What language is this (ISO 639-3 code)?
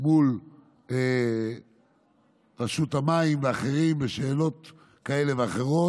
heb